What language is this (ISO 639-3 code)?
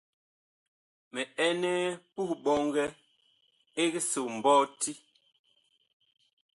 bkh